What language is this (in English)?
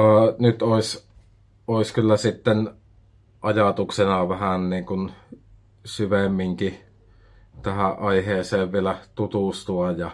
Finnish